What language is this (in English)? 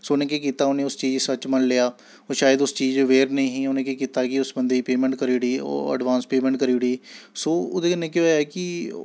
Dogri